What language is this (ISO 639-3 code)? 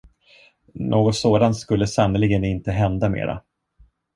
swe